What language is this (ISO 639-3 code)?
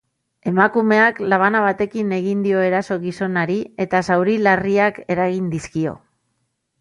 eus